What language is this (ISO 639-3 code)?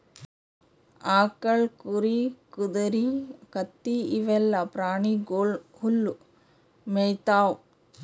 kan